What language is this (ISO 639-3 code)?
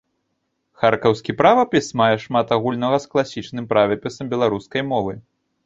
bel